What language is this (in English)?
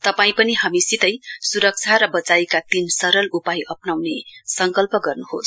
Nepali